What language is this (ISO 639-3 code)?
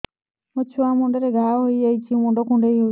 ori